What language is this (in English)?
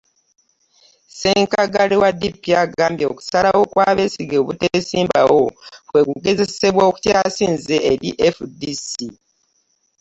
Ganda